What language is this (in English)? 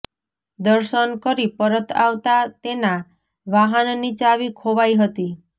Gujarati